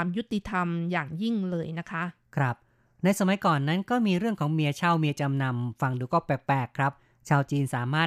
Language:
Thai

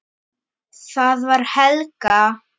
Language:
Icelandic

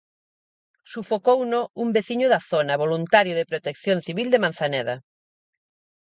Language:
Galician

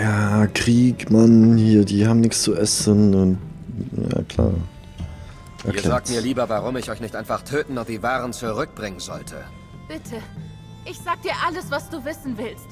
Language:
German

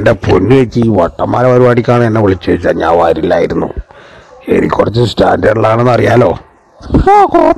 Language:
Thai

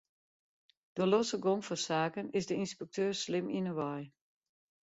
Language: Western Frisian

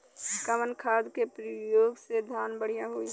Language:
Bhojpuri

